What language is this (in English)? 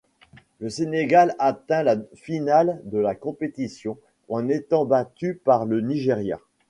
French